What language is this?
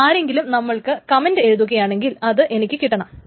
Malayalam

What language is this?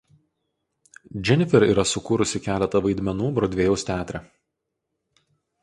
Lithuanian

